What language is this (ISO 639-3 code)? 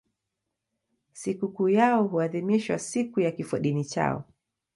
swa